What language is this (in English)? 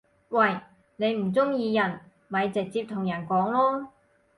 Cantonese